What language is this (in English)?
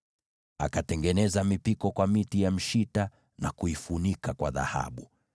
Swahili